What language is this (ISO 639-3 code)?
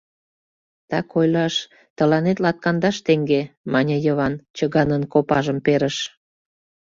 chm